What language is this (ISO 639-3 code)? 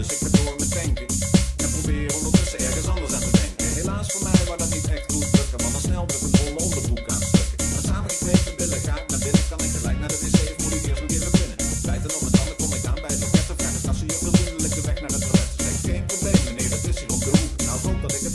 ron